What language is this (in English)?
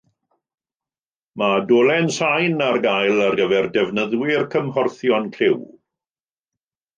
Welsh